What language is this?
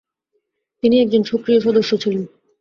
Bangla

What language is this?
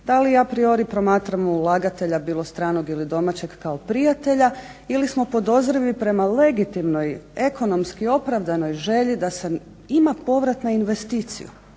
Croatian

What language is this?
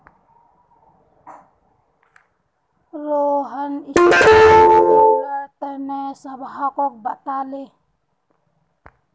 Magahi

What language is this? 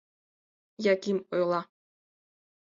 Mari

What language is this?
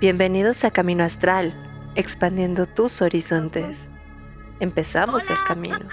Spanish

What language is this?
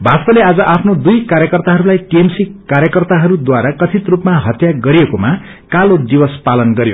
Nepali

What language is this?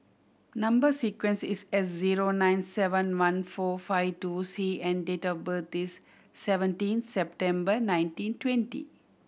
English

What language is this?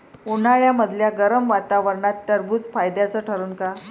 Marathi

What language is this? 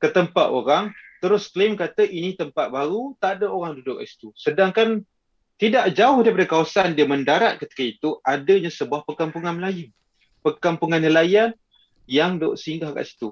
Malay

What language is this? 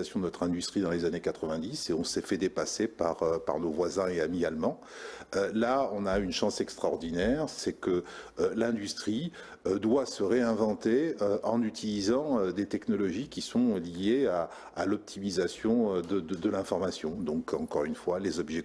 French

